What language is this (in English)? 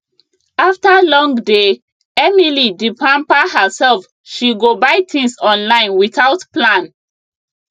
Nigerian Pidgin